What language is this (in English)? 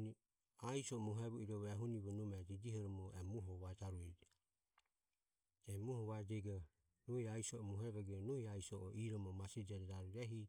Ömie